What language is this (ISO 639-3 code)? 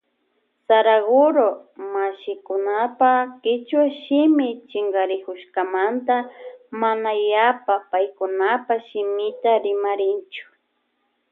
qvj